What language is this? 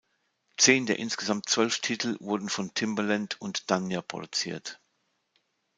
German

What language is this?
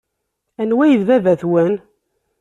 Kabyle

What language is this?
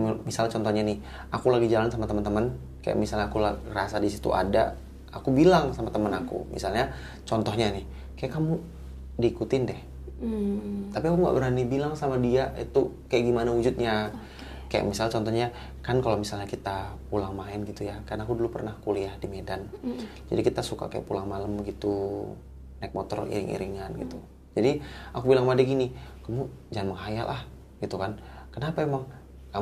Indonesian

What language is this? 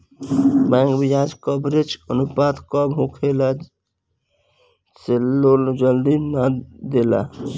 Bhojpuri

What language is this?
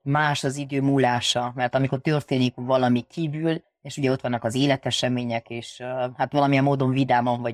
Hungarian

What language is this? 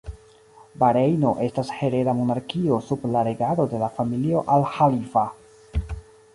Esperanto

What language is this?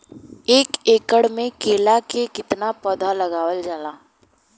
Bhojpuri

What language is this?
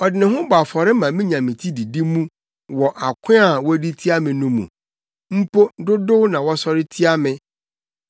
Akan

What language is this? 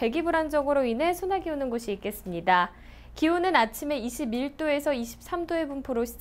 Korean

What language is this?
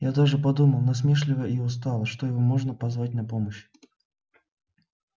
Russian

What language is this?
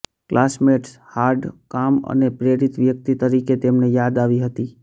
Gujarati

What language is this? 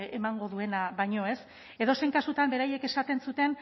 Basque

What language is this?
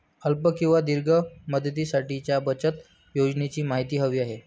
Marathi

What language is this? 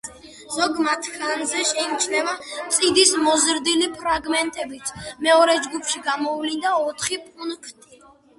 Georgian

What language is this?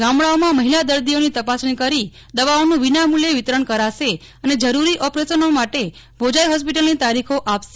Gujarati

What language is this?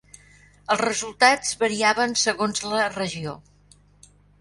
Catalan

